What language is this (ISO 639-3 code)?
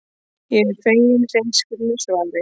isl